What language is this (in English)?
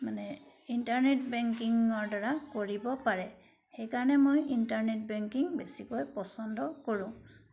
Assamese